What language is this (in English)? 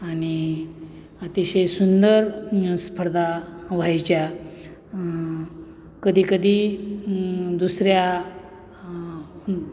Marathi